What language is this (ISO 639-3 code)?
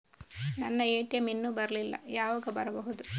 kan